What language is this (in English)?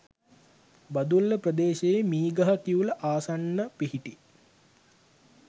Sinhala